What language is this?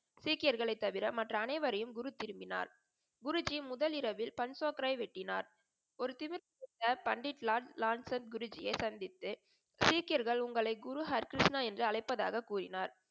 Tamil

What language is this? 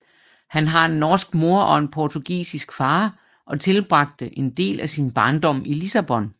Danish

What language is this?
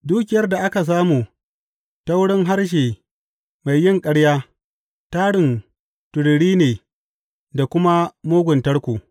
Hausa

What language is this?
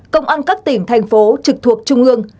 Vietnamese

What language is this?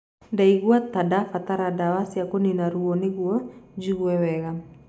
Kikuyu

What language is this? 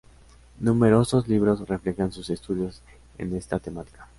Spanish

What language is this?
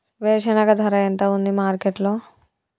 Telugu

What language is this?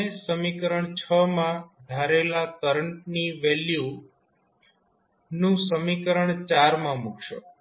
Gujarati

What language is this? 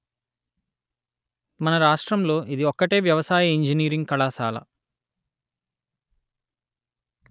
Telugu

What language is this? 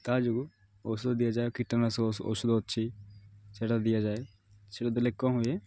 Odia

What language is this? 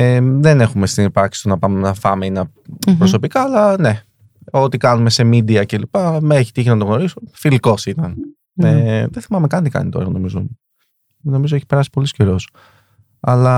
Greek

